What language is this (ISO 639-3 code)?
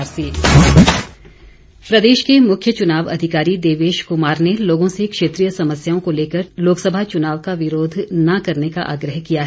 hin